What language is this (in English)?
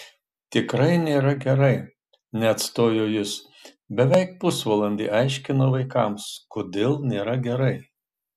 Lithuanian